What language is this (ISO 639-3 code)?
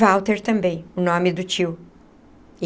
por